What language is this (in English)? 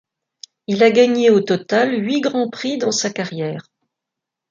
French